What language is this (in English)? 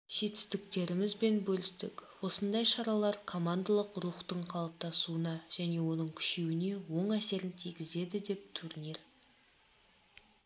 Kazakh